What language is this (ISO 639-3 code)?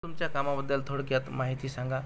mar